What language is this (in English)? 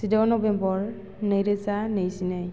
Bodo